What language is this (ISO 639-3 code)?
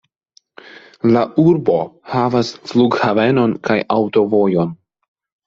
epo